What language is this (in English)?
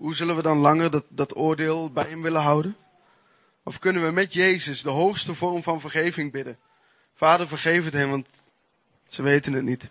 Dutch